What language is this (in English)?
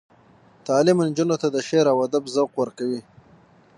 Pashto